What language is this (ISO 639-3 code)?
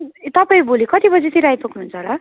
nep